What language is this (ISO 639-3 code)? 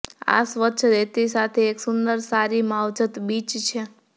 guj